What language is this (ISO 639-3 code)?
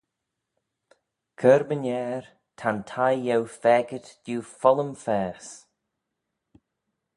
glv